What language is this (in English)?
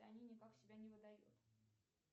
Russian